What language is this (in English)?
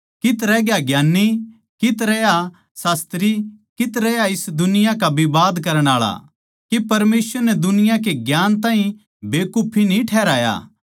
Haryanvi